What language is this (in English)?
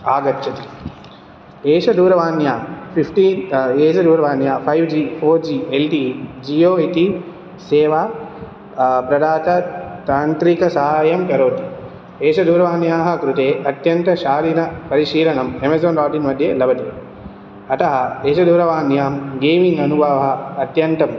Sanskrit